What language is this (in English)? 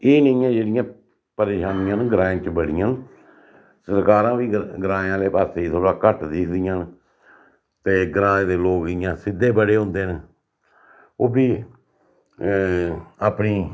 Dogri